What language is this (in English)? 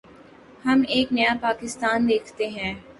Urdu